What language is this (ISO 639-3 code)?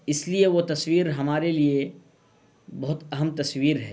urd